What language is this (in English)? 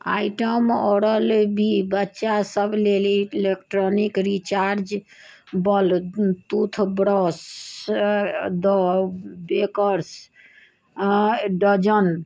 Maithili